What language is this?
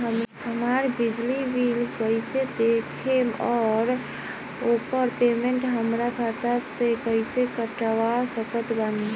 Bhojpuri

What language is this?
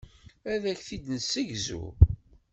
Kabyle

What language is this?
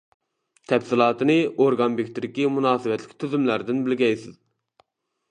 Uyghur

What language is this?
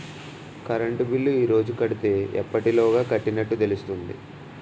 Telugu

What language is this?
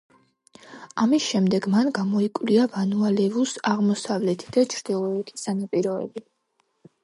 Georgian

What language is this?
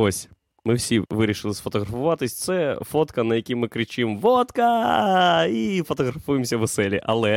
Ukrainian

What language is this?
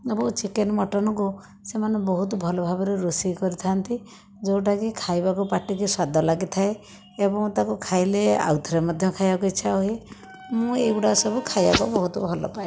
Odia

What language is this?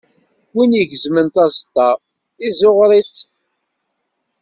Kabyle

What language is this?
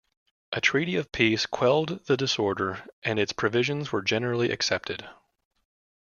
English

